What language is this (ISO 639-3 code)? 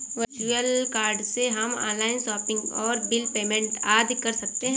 hin